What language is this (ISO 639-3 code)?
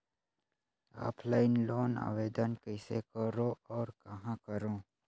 hne